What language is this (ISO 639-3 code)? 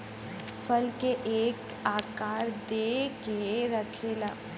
bho